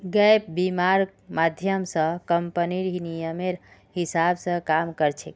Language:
Magahi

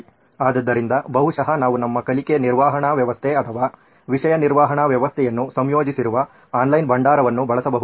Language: Kannada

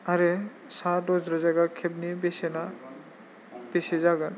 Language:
Bodo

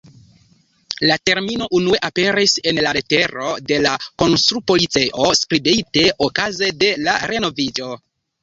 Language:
Esperanto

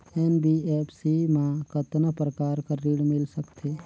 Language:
Chhattisgarhi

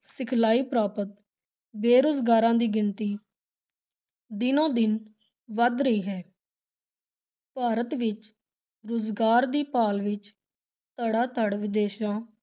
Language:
Punjabi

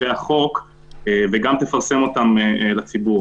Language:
Hebrew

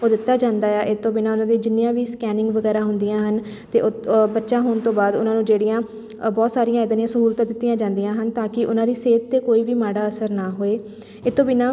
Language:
Punjabi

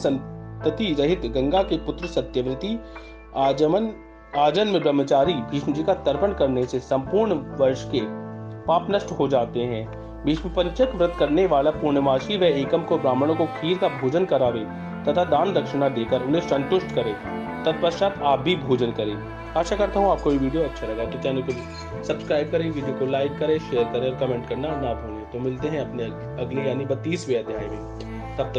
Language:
Hindi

